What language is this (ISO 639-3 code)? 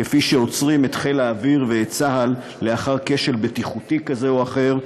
heb